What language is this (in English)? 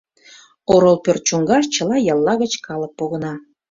Mari